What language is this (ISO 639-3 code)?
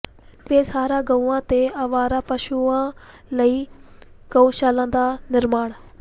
pan